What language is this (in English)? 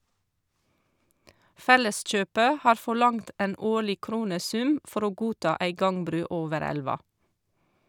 Norwegian